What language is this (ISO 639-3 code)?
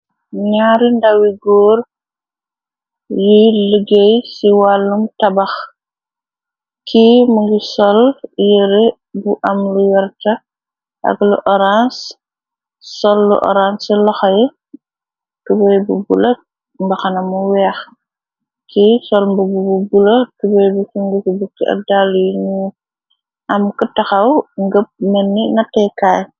wol